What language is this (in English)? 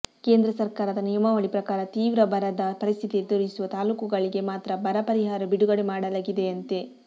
Kannada